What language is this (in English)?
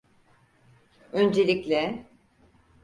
Turkish